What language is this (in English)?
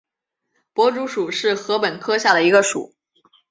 Chinese